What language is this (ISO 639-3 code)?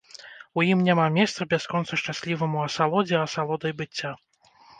bel